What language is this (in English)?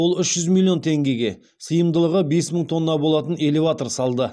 Kazakh